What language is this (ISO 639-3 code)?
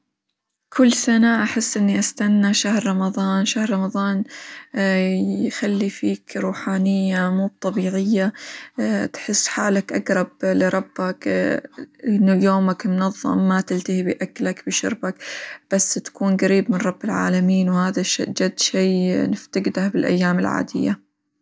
acw